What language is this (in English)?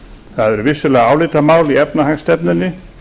Icelandic